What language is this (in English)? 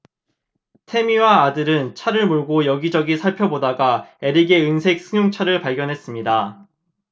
Korean